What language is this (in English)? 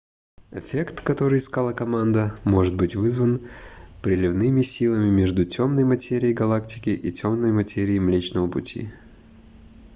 Russian